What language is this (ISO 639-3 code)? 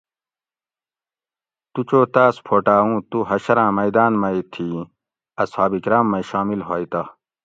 gwc